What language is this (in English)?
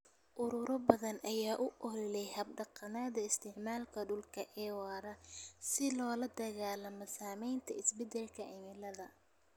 Somali